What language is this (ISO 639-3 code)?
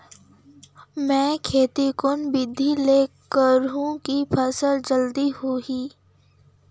hne